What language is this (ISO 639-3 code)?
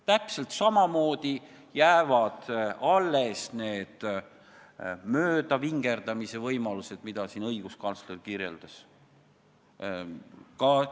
est